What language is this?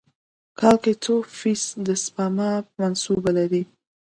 Pashto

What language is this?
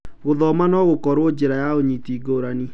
Kikuyu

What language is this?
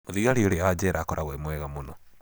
Kikuyu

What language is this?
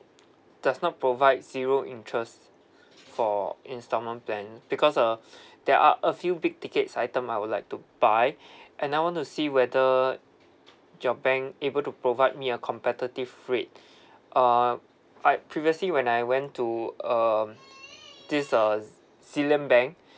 English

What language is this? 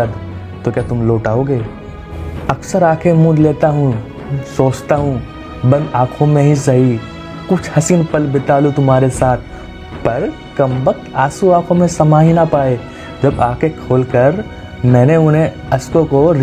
Hindi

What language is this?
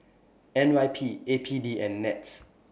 English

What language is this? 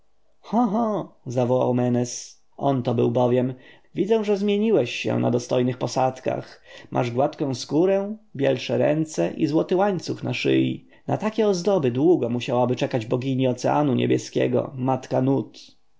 Polish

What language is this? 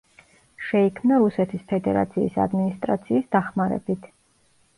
Georgian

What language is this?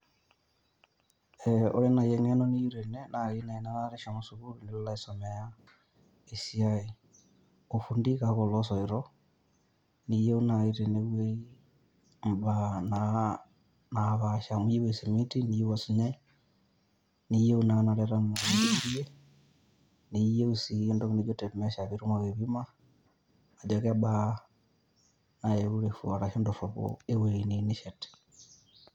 Masai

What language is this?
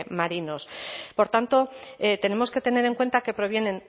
Spanish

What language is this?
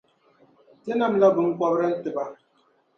Dagbani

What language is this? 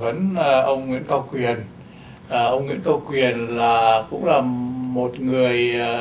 Vietnamese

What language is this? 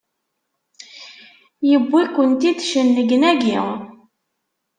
Kabyle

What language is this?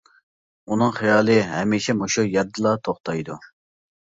Uyghur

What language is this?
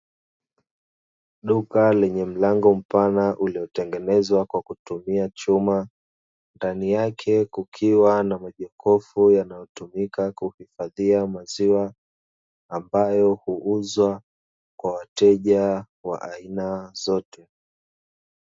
Swahili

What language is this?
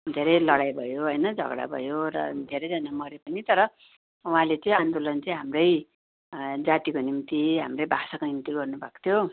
Nepali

